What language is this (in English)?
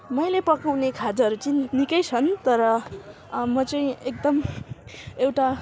Nepali